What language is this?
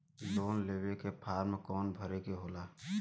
Bhojpuri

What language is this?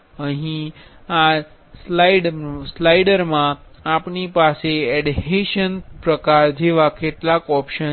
Gujarati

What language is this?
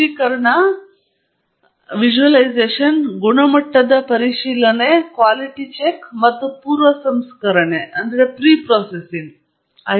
Kannada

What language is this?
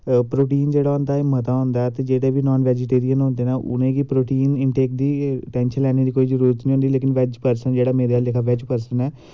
Dogri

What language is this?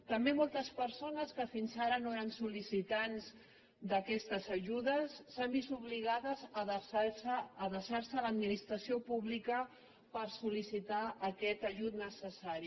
Catalan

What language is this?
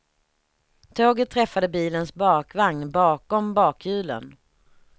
Swedish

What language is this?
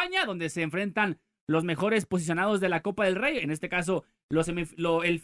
Spanish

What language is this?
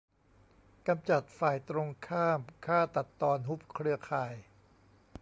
Thai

